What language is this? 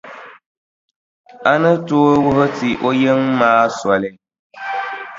Dagbani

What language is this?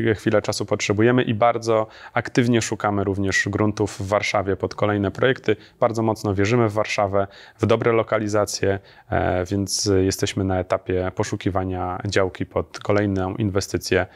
Polish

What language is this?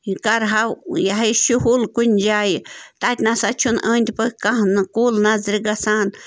Kashmiri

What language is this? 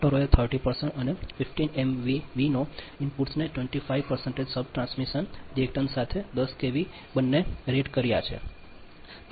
Gujarati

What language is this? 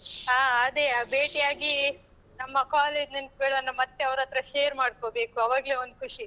Kannada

